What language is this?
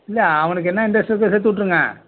Tamil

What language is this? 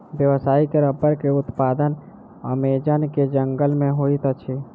Maithili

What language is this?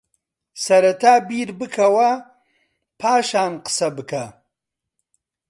Central Kurdish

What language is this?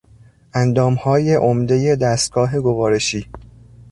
Persian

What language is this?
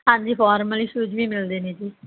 Punjabi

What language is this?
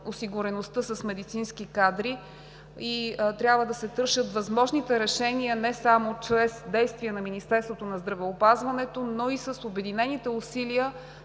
Bulgarian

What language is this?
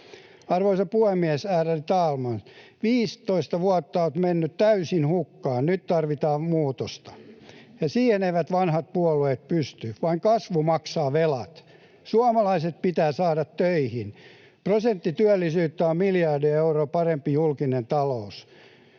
Finnish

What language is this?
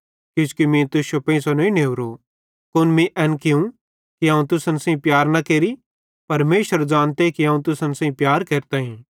Bhadrawahi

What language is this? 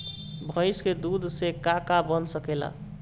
Bhojpuri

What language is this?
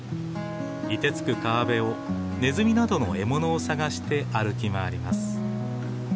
Japanese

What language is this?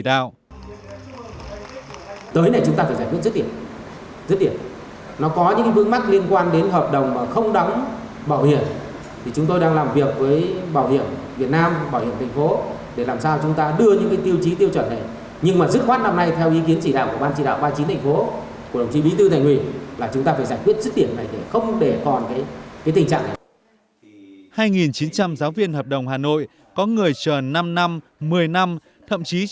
Vietnamese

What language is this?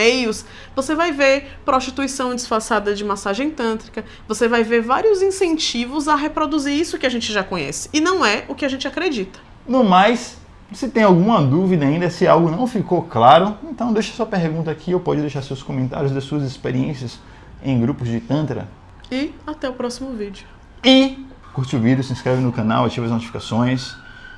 Portuguese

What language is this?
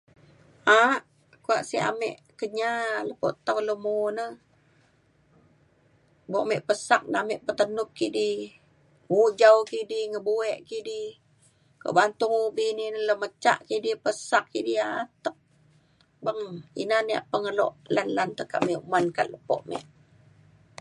Mainstream Kenyah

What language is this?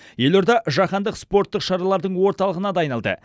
Kazakh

